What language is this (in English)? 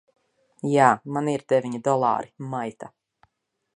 Latvian